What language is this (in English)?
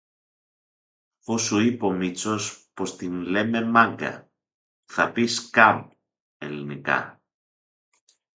Greek